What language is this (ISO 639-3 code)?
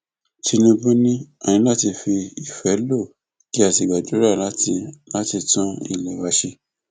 yor